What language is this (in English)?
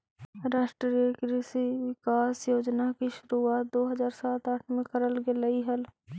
Magahi